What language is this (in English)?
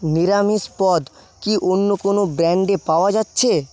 Bangla